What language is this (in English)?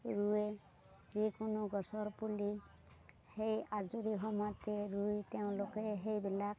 Assamese